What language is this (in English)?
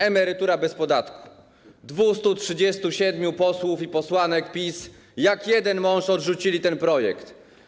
Polish